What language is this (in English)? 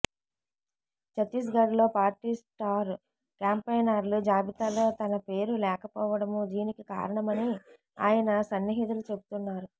Telugu